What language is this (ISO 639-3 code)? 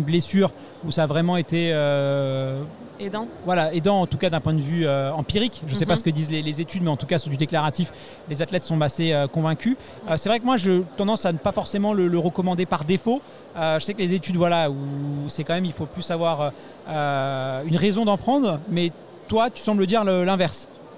fra